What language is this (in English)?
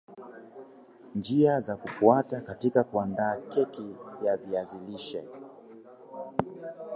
Swahili